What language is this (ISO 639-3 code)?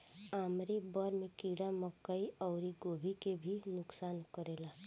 bho